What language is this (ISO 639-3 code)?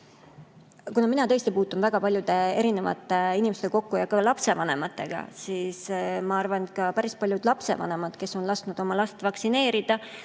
est